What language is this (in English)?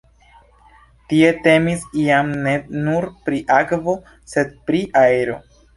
Esperanto